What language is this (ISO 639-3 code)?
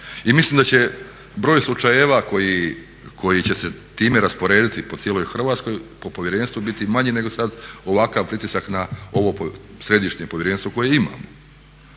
hrv